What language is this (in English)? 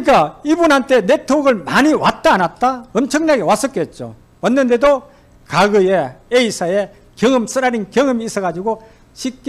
Korean